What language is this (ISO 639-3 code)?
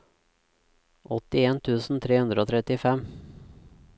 nor